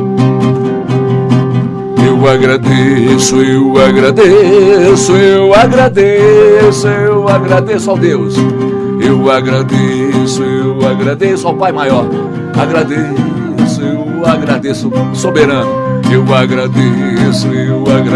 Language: Portuguese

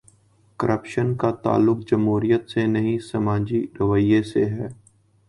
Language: Urdu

